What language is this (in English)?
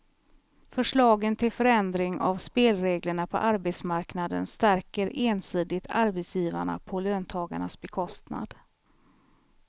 Swedish